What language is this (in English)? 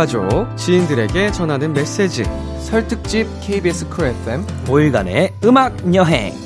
Korean